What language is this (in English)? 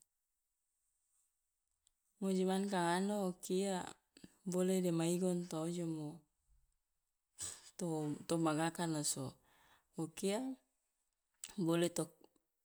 Loloda